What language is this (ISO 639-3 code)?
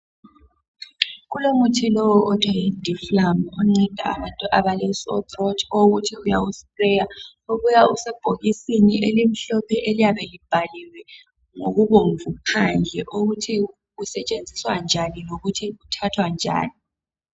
nde